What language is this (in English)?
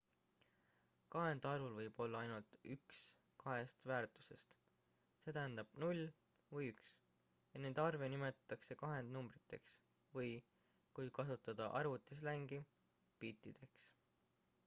Estonian